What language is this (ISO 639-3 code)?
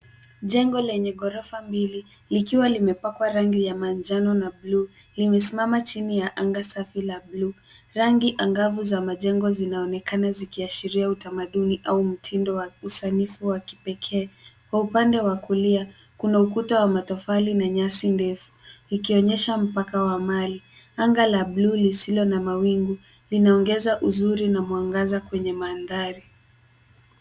swa